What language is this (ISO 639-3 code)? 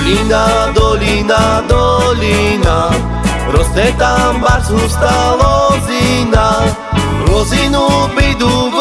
slk